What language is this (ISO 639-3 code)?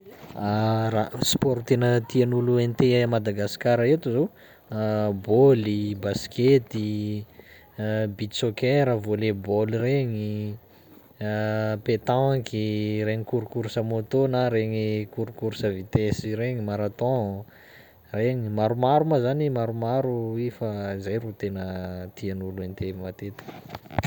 skg